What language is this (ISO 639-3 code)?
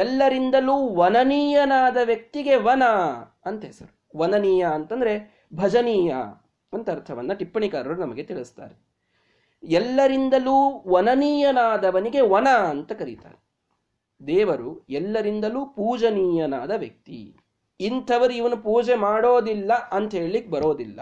kan